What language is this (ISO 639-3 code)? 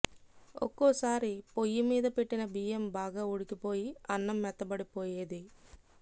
tel